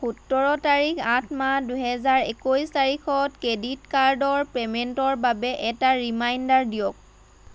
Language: Assamese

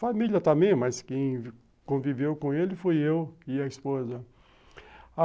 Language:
Portuguese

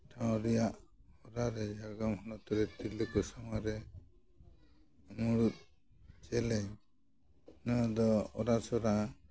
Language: Santali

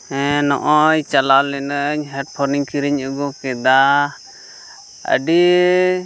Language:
Santali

